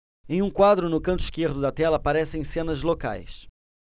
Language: Portuguese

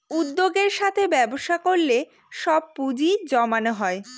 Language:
Bangla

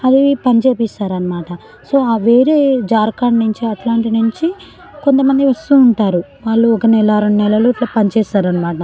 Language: Telugu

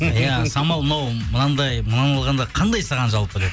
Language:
Kazakh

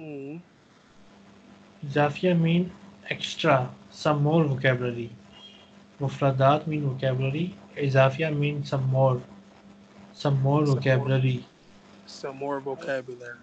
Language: English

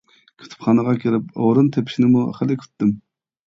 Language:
Uyghur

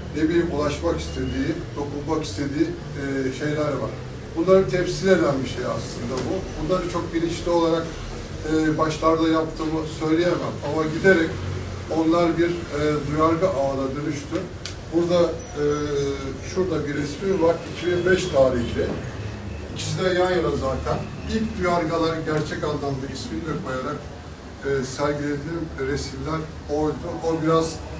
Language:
Turkish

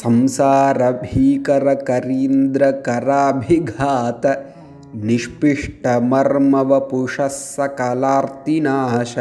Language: Tamil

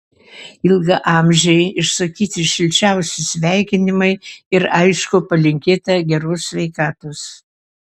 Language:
Lithuanian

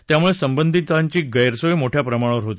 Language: Marathi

